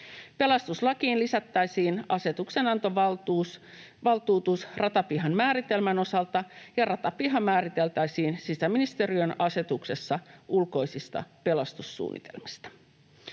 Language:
Finnish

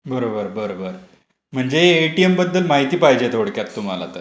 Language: Marathi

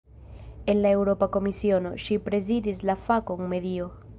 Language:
Esperanto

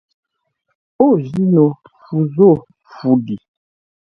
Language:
Ngombale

